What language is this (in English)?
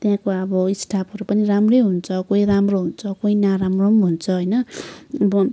Nepali